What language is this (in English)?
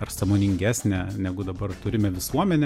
Lithuanian